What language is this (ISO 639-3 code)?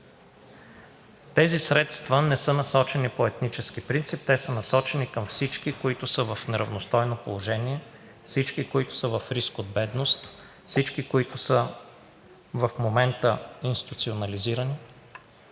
bul